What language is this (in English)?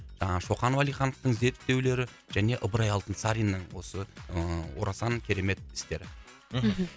Kazakh